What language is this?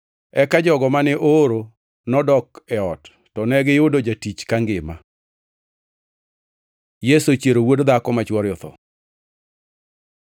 Luo (Kenya and Tanzania)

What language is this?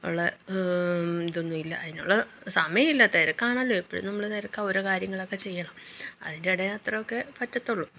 Malayalam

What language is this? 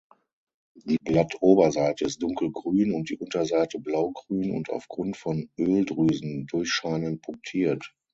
German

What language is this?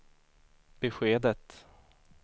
Swedish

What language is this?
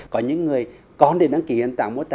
Vietnamese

